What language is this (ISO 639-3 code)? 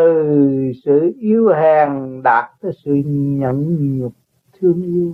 vie